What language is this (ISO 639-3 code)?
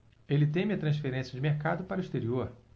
por